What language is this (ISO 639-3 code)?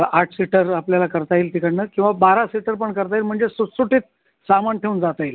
mar